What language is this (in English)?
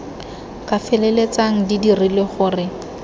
Tswana